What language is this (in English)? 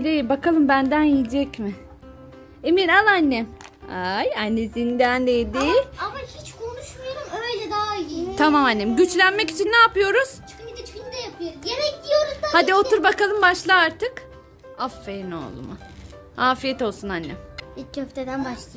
Turkish